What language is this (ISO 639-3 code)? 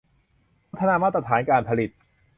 tha